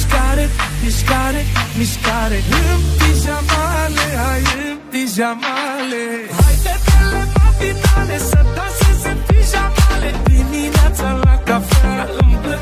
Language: Romanian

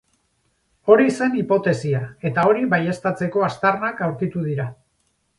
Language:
Basque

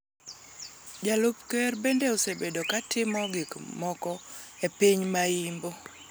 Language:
Luo (Kenya and Tanzania)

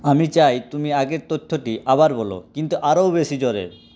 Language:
Bangla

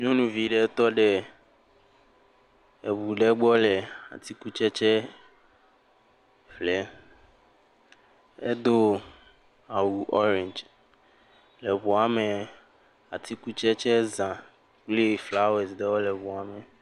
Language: Ewe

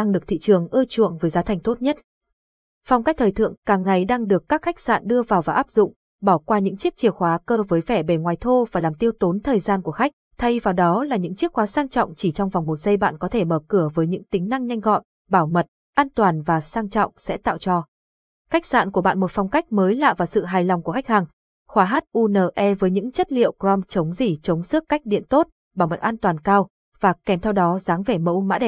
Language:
Vietnamese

